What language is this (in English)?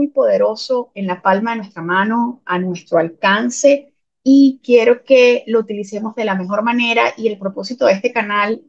Spanish